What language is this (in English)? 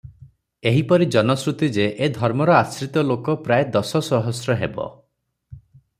Odia